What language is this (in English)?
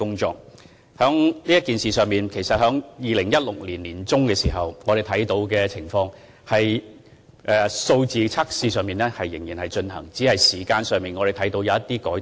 Cantonese